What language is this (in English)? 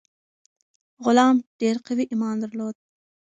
Pashto